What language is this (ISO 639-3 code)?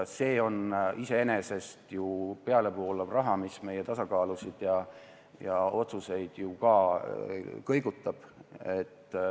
est